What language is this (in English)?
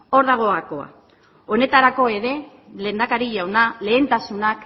Basque